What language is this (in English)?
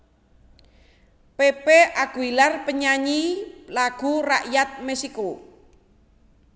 Javanese